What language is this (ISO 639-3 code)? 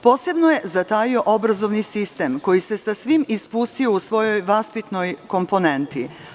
srp